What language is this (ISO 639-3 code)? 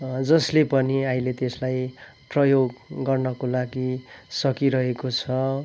nep